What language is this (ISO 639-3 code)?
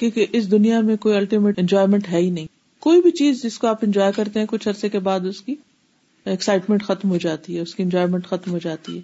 urd